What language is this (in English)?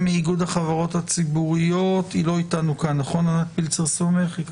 Hebrew